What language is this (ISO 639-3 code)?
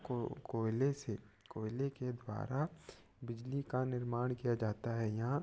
hin